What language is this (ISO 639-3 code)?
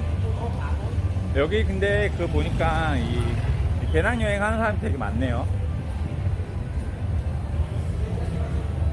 kor